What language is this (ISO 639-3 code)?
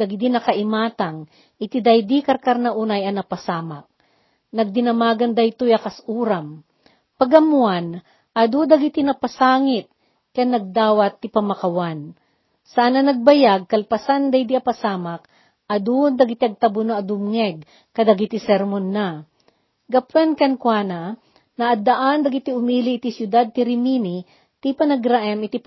fil